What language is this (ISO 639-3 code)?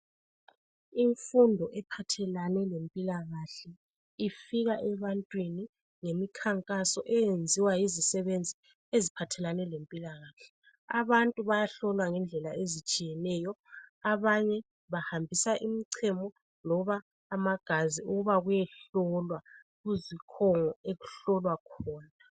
nde